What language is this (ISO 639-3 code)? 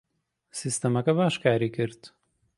ckb